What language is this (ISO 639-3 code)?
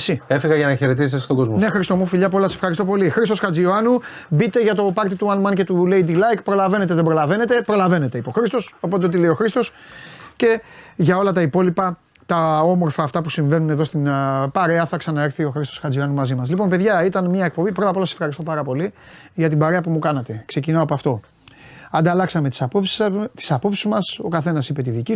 ell